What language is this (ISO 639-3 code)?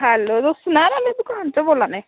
doi